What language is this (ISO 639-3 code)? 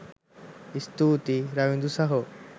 sin